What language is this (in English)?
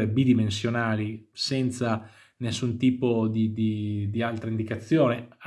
Italian